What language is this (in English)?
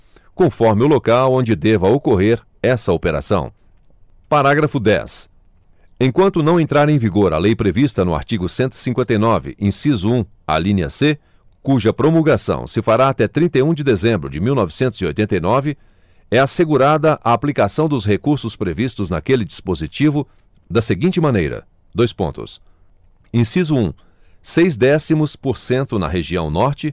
Portuguese